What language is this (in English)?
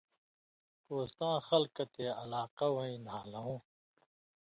Indus Kohistani